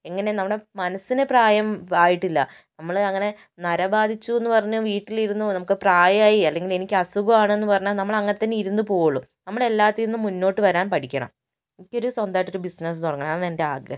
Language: Malayalam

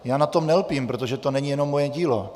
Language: Czech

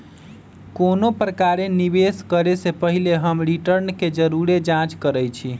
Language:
Magahi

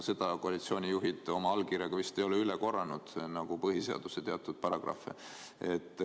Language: Estonian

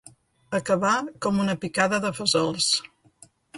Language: Catalan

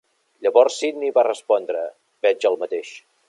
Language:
Catalan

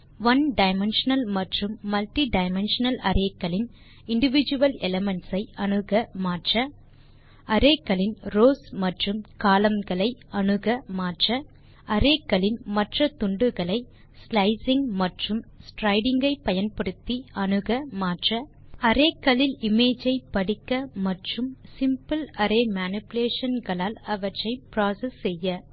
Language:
Tamil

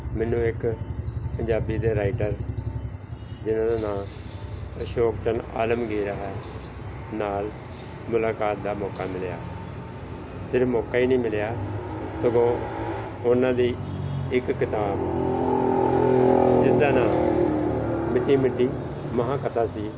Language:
Punjabi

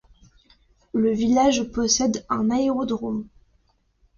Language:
French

